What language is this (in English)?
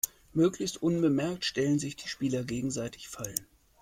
German